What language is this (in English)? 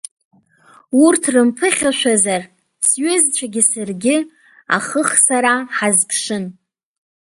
Abkhazian